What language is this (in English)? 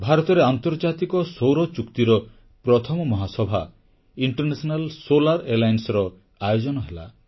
Odia